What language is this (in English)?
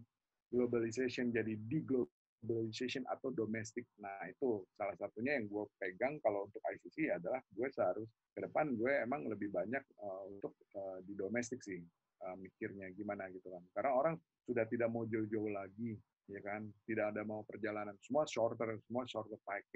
Indonesian